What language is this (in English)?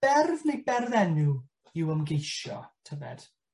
Welsh